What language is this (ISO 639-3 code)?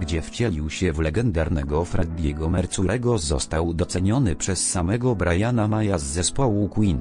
pol